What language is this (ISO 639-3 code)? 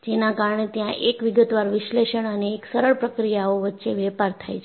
guj